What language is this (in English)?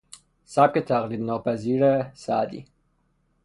Persian